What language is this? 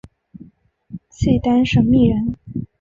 Chinese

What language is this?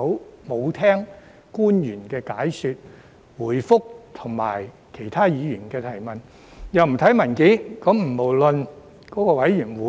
Cantonese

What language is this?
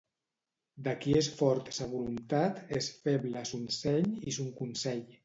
Catalan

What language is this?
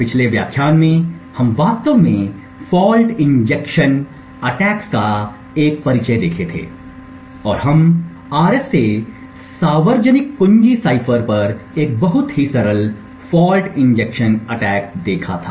Hindi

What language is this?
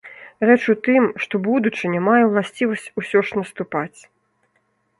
Belarusian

